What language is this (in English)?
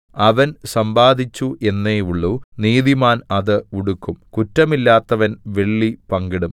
Malayalam